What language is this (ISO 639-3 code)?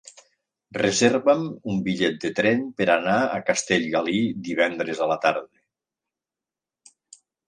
cat